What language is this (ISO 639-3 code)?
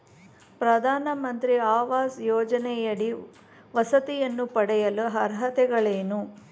kan